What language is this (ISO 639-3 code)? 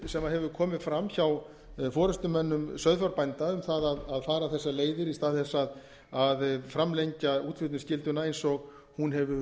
isl